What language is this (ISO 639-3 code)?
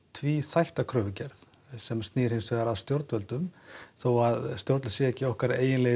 isl